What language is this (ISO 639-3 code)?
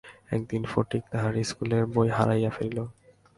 ben